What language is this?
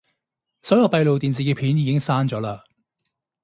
Cantonese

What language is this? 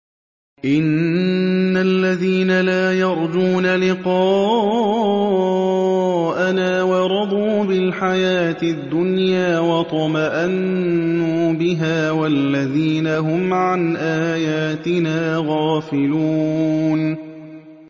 Arabic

